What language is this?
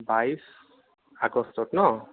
Assamese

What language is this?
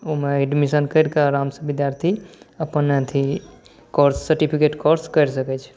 Maithili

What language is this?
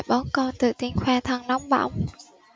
Vietnamese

